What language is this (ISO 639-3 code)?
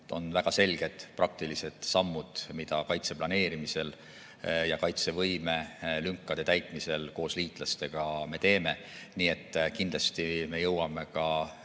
est